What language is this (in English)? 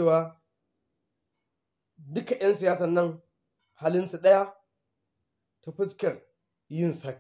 Arabic